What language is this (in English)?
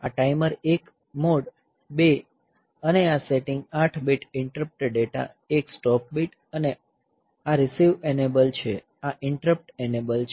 Gujarati